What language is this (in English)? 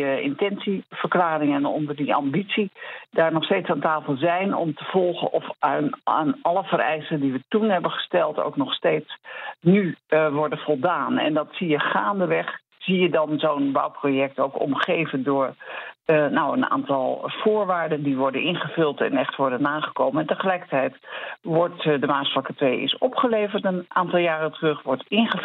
Dutch